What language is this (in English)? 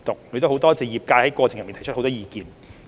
Cantonese